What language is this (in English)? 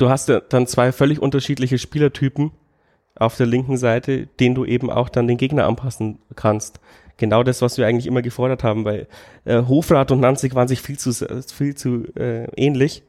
German